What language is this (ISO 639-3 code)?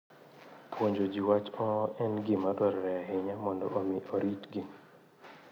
luo